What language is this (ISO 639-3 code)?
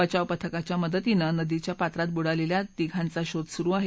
mar